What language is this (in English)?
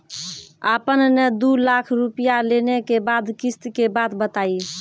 Maithili